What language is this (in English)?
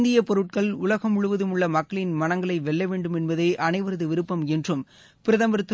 Tamil